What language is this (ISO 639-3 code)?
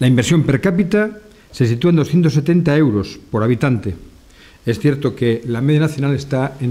spa